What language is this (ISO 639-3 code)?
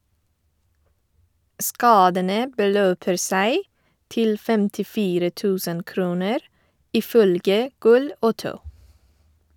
nor